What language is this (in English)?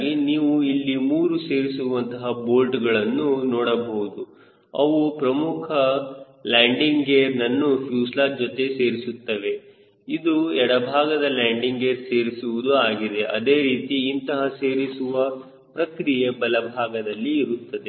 Kannada